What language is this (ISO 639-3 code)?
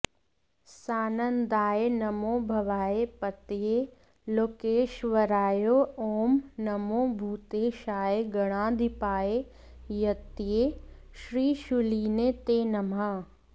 san